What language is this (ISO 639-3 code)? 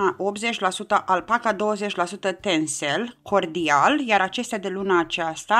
ron